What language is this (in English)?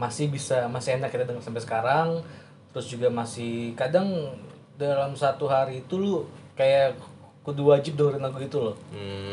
Indonesian